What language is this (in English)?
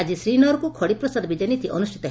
Odia